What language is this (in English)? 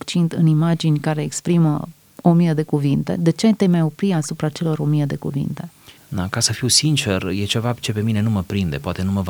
Romanian